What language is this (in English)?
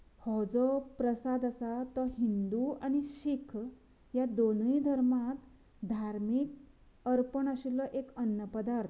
Konkani